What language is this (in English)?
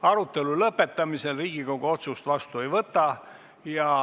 Estonian